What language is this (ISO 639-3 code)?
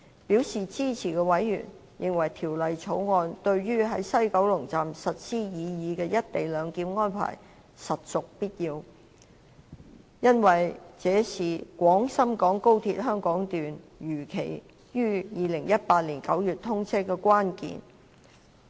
yue